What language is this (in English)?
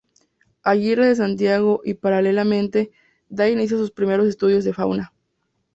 Spanish